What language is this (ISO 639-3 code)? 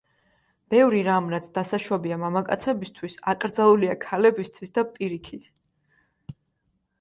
kat